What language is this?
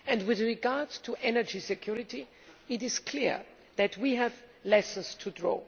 English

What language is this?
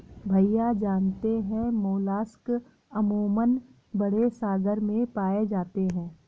Hindi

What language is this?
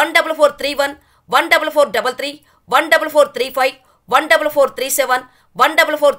Telugu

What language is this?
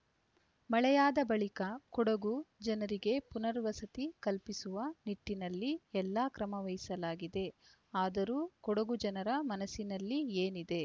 Kannada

